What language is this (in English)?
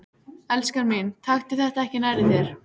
Icelandic